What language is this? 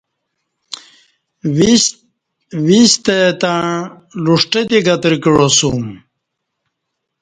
Kati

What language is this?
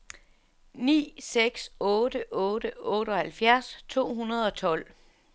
Danish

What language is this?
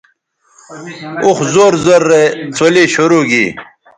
Bateri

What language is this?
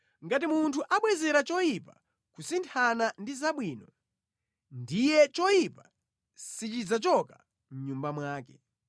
Nyanja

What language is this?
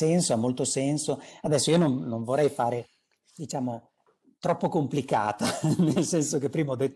Italian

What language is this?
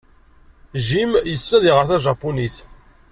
Kabyle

